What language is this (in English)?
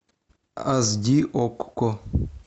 Russian